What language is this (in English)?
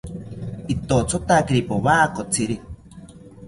South Ucayali Ashéninka